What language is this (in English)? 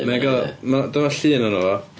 Welsh